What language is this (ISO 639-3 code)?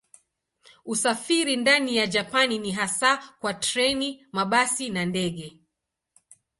swa